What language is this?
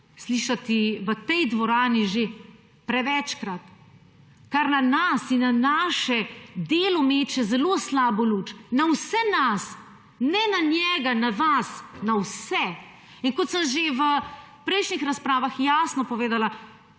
Slovenian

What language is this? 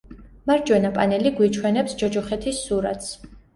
Georgian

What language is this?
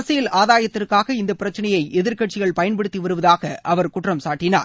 Tamil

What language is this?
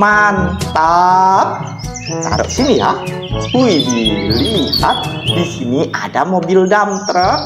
Indonesian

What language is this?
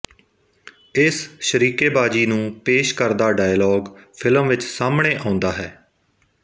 Punjabi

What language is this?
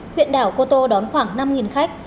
Vietnamese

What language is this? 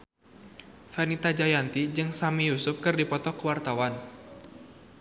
Sundanese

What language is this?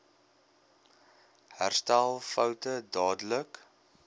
Afrikaans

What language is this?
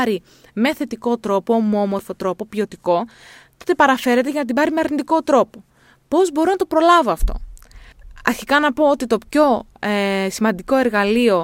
Greek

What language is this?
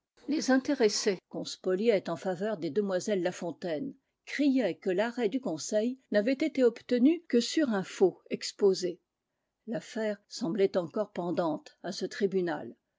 French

